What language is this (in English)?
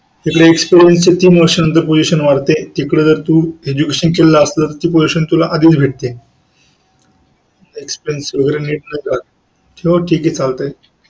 Marathi